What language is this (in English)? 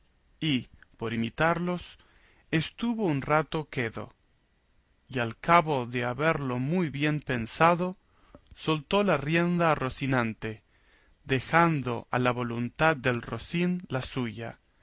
Spanish